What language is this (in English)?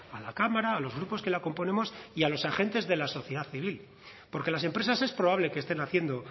Spanish